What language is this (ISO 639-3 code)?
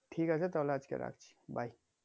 ben